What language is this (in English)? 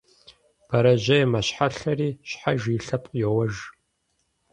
Kabardian